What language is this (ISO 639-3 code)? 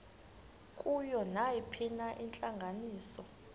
xho